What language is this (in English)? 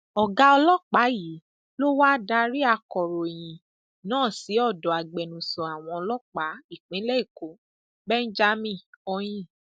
Yoruba